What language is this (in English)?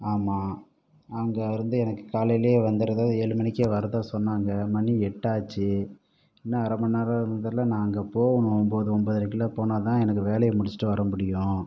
Tamil